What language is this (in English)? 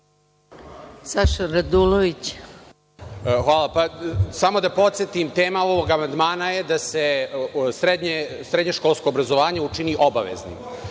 Serbian